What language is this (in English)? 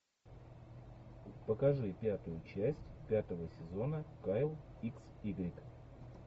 Russian